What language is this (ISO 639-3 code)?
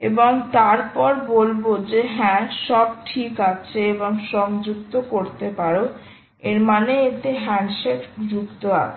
ben